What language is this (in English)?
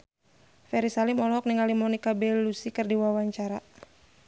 Sundanese